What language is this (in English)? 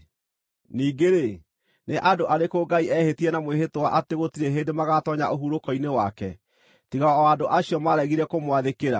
Kikuyu